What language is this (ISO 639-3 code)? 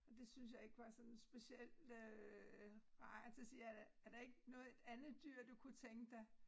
dan